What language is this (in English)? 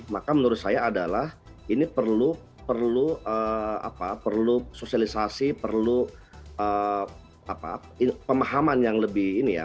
Indonesian